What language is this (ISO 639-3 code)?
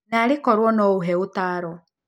kik